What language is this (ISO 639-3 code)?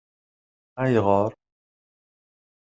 kab